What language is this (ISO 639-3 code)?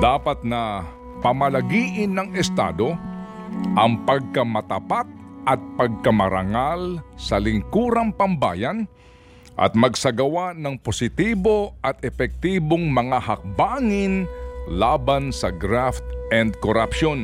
fil